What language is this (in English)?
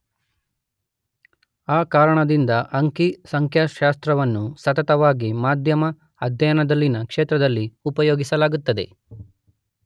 Kannada